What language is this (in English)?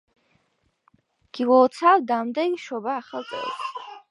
Georgian